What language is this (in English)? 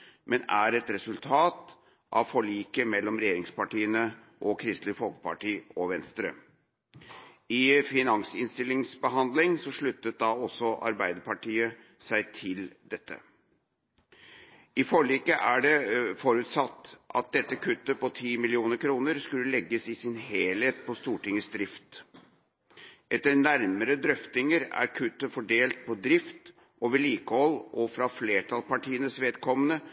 Norwegian Bokmål